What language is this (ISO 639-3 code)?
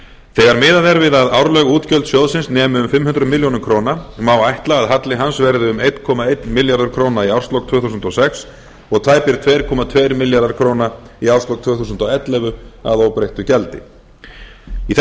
isl